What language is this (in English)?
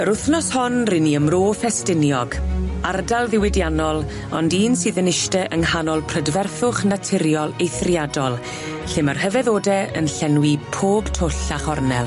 Welsh